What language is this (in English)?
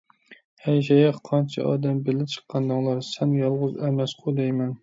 Uyghur